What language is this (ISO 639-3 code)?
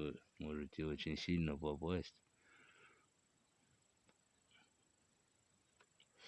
rus